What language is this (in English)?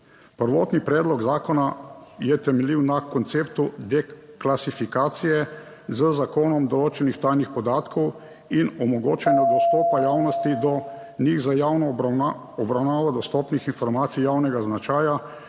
Slovenian